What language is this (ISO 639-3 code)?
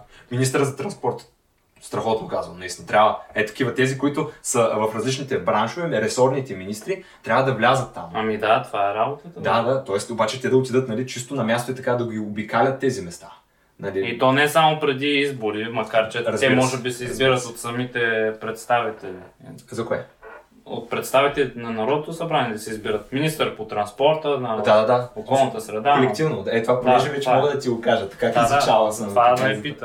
bul